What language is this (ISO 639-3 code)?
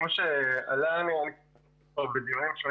heb